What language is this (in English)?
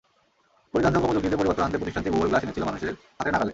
Bangla